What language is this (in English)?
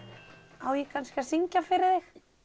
Icelandic